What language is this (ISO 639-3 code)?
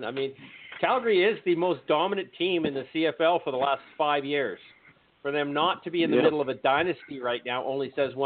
eng